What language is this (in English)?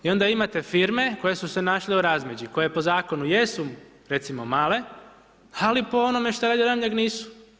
Croatian